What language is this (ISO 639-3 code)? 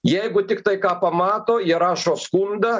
lit